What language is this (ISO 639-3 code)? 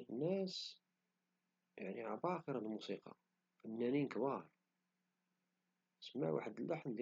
ary